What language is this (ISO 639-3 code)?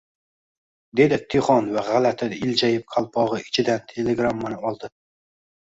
uzb